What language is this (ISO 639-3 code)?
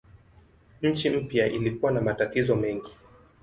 swa